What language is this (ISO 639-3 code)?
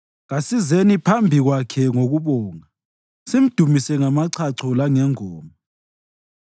nde